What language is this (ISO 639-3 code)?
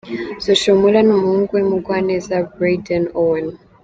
kin